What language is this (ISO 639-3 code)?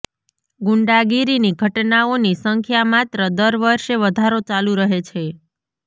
guj